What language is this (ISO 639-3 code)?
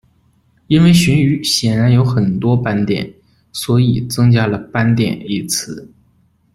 zho